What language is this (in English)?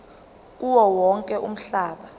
Zulu